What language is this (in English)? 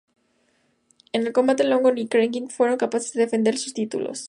Spanish